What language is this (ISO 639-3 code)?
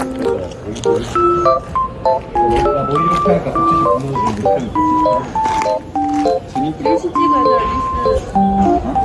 kor